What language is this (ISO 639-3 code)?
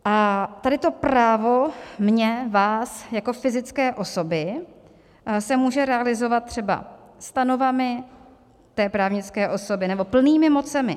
ces